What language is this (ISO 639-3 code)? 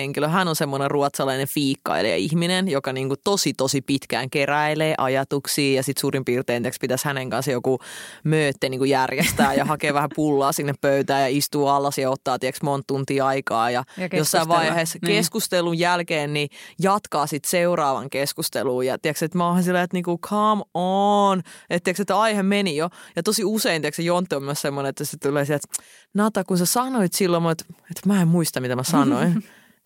fin